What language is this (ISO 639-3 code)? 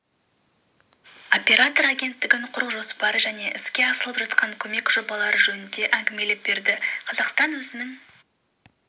kaz